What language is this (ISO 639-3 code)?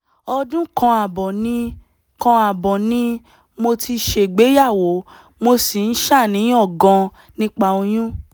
yor